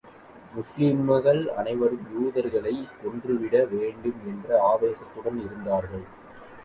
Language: Tamil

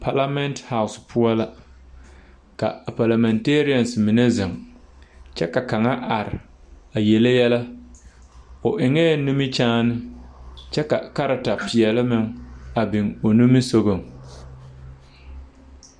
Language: Southern Dagaare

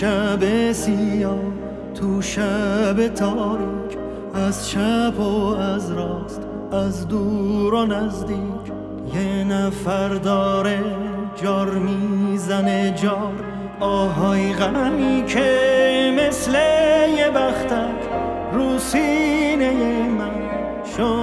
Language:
Persian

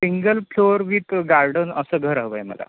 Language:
Marathi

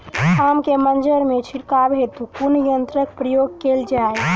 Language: Maithili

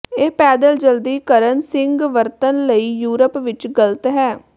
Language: Punjabi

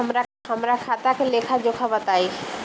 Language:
Bhojpuri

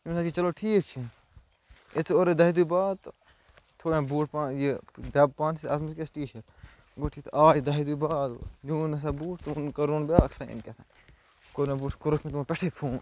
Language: Kashmiri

